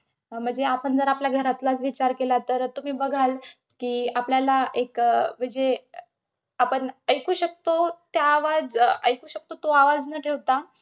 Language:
Marathi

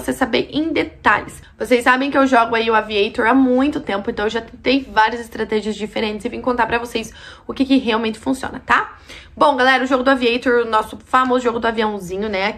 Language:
Portuguese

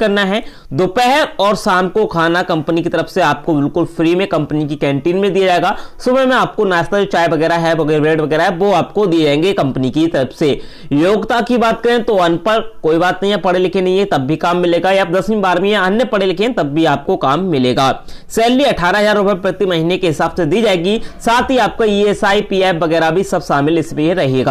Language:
Hindi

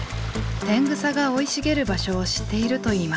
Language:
Japanese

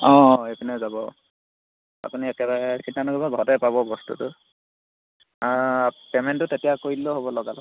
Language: Assamese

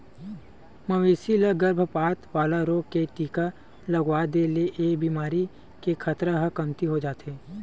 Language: Chhattisgarhi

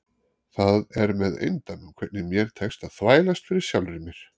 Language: Icelandic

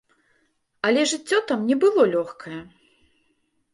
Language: Belarusian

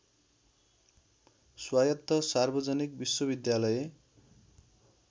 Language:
Nepali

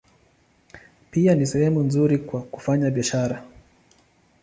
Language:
Swahili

